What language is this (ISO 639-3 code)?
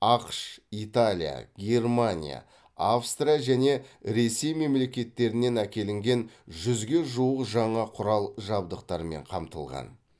kaz